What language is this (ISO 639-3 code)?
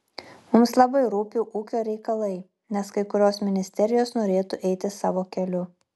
lit